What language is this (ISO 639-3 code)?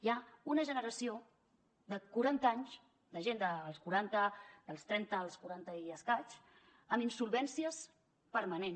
cat